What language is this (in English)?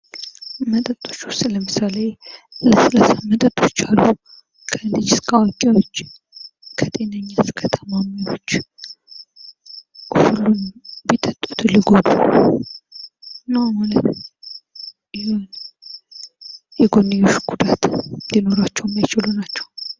Amharic